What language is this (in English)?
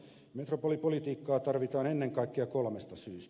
Finnish